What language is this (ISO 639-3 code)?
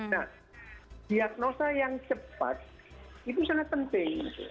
ind